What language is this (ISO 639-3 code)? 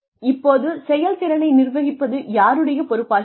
tam